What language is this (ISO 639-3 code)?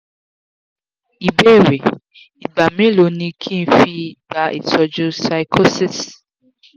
yor